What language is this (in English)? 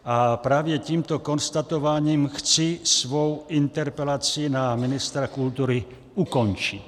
Czech